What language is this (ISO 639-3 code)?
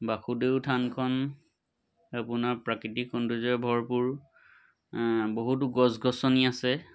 asm